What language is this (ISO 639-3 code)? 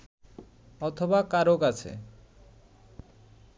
ben